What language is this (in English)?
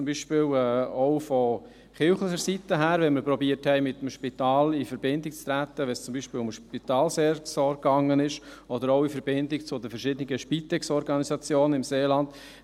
Swiss German